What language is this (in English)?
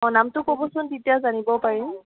Assamese